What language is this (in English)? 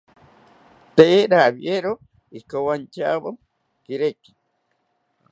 South Ucayali Ashéninka